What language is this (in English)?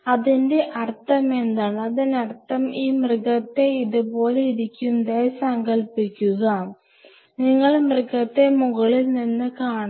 Malayalam